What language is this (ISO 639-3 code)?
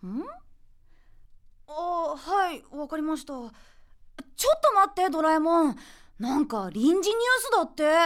jpn